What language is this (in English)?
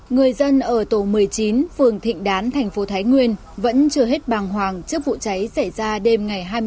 Vietnamese